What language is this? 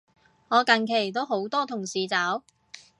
Cantonese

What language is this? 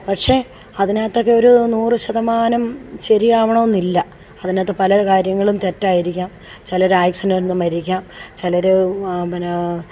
Malayalam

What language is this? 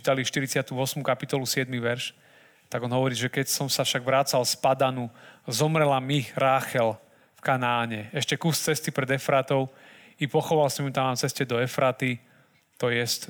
Slovak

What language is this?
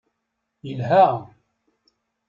Kabyle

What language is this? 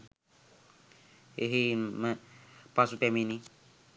Sinhala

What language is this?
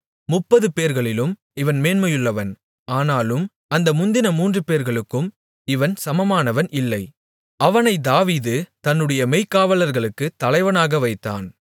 Tamil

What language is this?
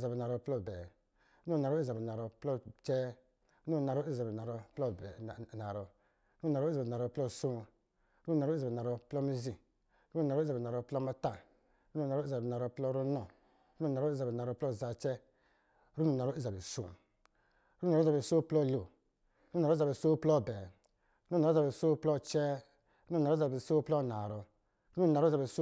Lijili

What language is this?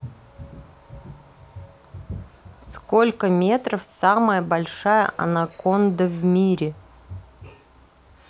Russian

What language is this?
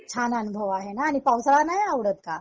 Marathi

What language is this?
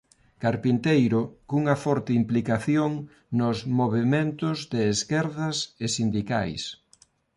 Galician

